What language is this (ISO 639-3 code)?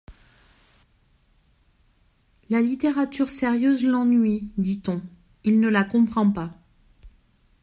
fra